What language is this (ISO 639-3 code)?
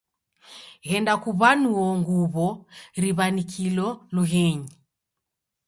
dav